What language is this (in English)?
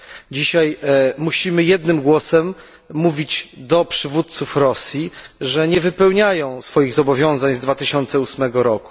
Polish